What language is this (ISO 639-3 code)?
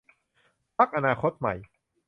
tha